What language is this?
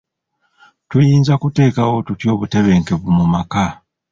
Ganda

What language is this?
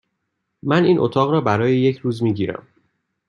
Persian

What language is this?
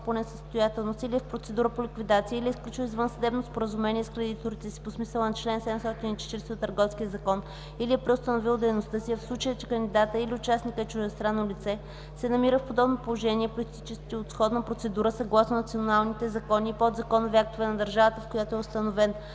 Bulgarian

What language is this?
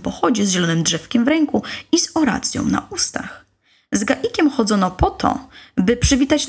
Polish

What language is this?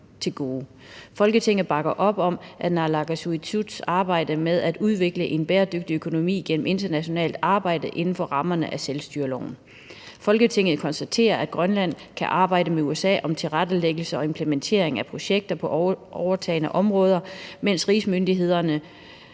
Danish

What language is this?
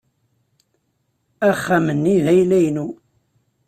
Kabyle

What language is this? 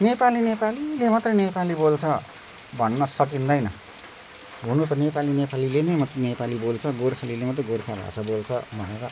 Nepali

